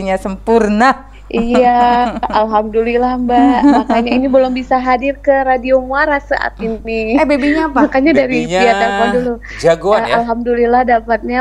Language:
Indonesian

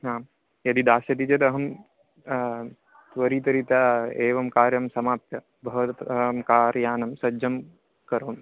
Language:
Sanskrit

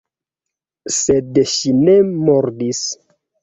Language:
Esperanto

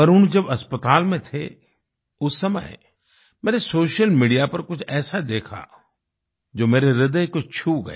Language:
Hindi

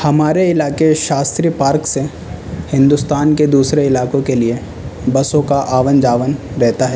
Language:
Urdu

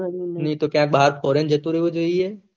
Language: Gujarati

